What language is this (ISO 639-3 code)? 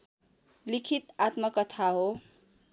nep